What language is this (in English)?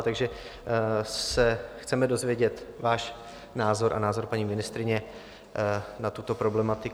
Czech